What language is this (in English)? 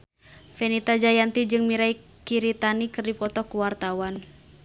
Sundanese